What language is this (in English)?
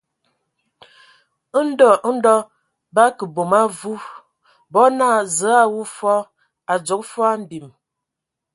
Ewondo